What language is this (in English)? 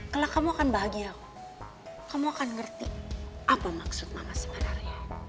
Indonesian